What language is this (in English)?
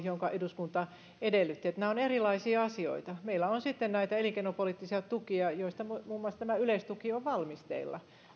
Finnish